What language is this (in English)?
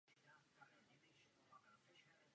Czech